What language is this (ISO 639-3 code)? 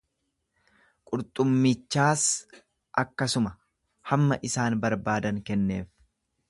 orm